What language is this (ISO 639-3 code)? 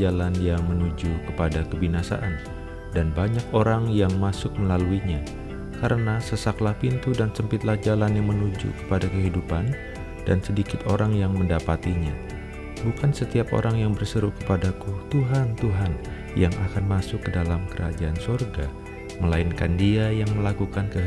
ind